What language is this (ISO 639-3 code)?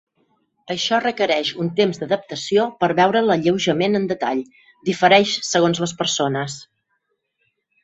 cat